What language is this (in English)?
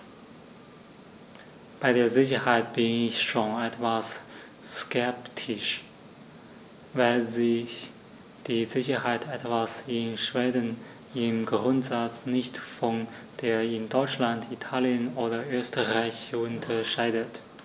German